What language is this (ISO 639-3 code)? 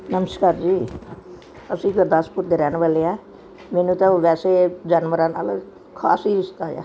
pan